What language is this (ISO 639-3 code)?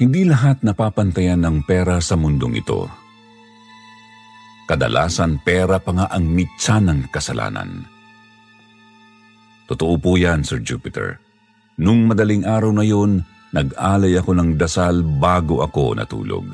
fil